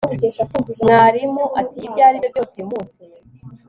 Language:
Kinyarwanda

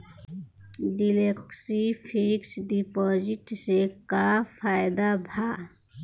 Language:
Bhojpuri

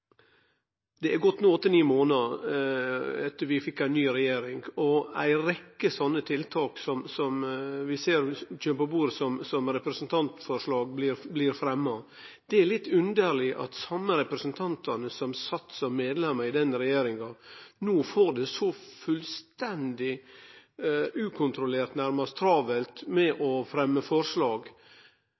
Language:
Norwegian Nynorsk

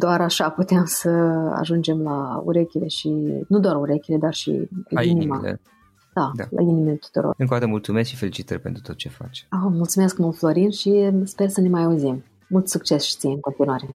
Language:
Romanian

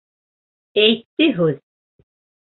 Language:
Bashkir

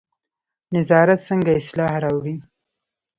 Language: Pashto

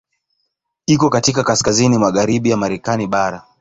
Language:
Swahili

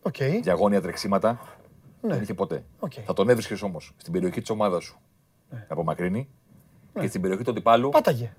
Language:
Greek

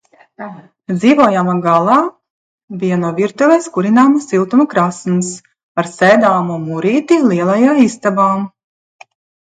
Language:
Latvian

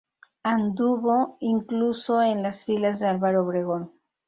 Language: Spanish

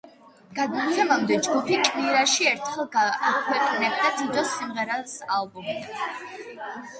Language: Georgian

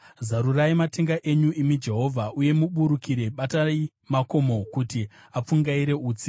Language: Shona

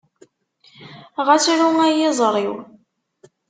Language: Kabyle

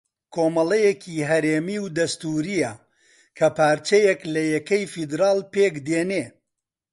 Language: Central Kurdish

